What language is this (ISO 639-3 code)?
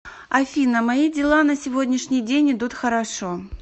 rus